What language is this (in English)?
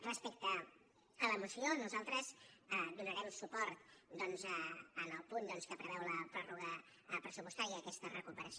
Catalan